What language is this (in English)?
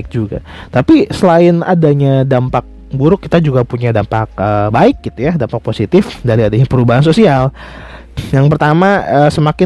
Indonesian